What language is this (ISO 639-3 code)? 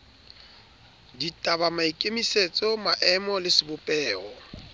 sot